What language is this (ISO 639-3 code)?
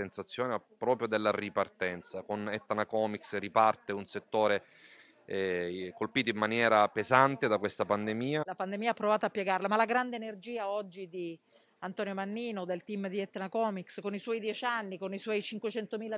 ita